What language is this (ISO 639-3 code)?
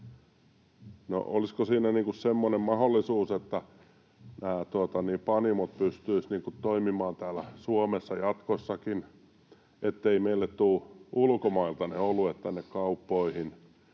fin